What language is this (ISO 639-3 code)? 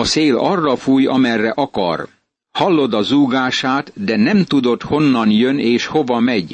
hun